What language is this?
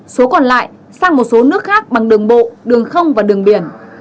Vietnamese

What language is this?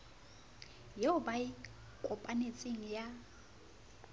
Southern Sotho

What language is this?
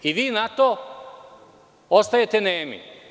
Serbian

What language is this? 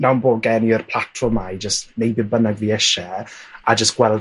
Welsh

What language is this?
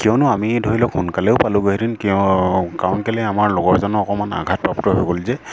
Assamese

